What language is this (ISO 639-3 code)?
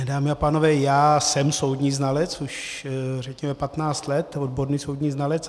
ces